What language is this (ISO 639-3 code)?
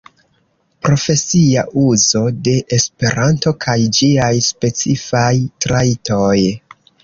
epo